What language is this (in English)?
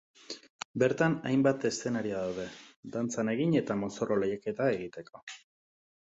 Basque